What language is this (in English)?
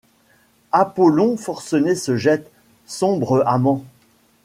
French